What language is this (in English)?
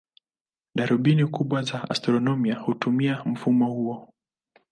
Swahili